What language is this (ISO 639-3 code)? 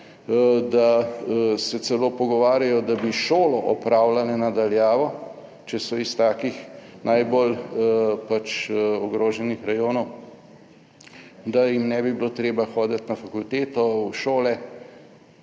slv